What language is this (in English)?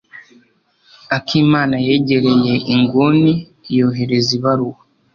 Kinyarwanda